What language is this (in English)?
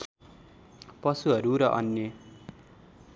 Nepali